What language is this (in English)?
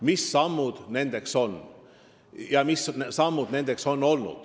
Estonian